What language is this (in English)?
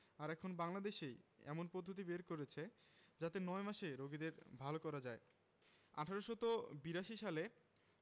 Bangla